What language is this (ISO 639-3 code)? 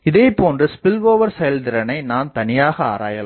tam